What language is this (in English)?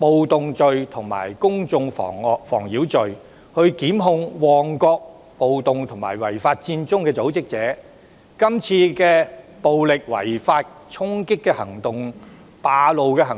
Cantonese